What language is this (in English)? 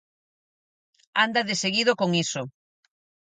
Galician